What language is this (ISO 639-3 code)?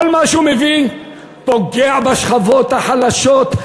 heb